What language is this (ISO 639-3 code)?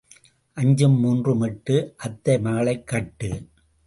tam